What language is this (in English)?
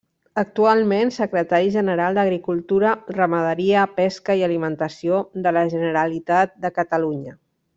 Catalan